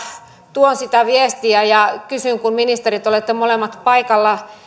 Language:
Finnish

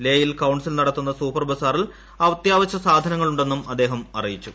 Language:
Malayalam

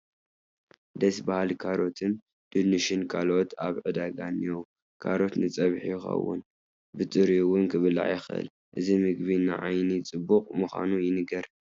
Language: Tigrinya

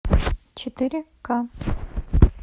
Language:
Russian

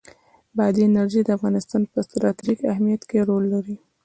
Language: Pashto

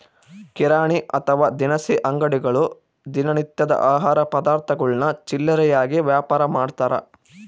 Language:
Kannada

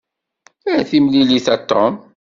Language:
Kabyle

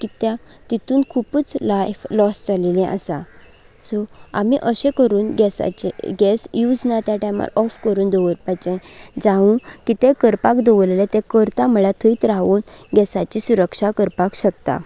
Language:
Konkani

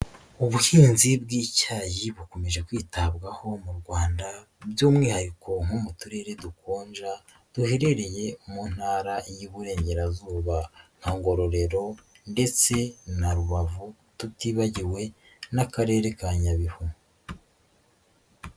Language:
Kinyarwanda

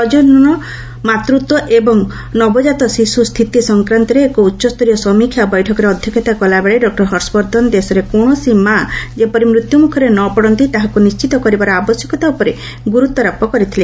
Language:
Odia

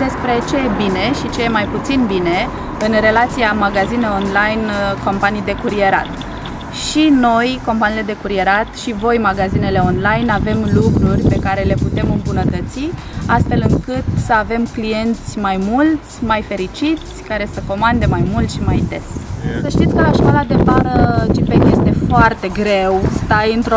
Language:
Romanian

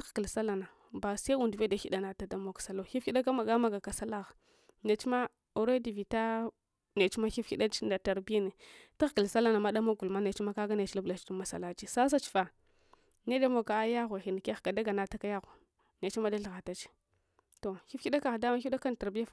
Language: Hwana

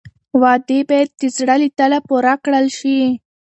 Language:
Pashto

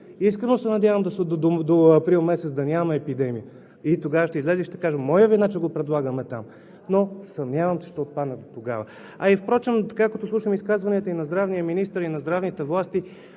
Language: Bulgarian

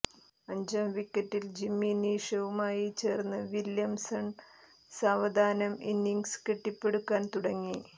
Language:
Malayalam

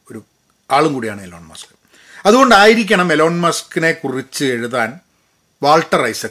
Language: Malayalam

